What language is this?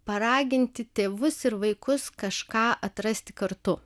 Lithuanian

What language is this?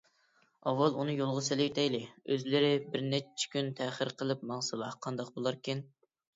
Uyghur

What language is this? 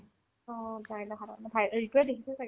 Assamese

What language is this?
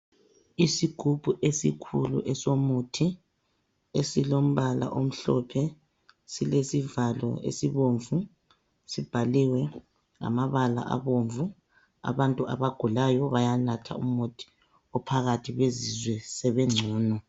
North Ndebele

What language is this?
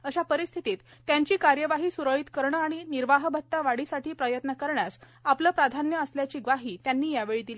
Marathi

